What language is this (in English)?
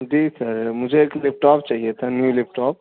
Urdu